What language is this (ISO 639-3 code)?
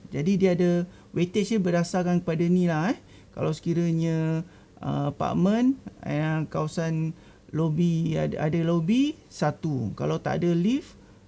msa